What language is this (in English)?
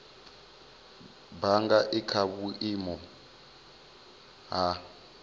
Venda